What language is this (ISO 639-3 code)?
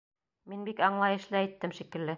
bak